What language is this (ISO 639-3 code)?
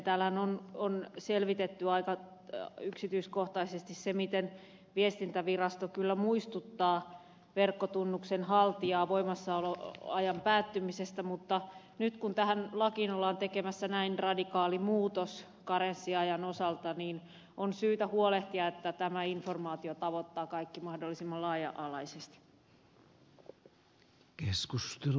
fin